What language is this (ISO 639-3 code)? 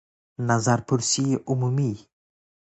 fas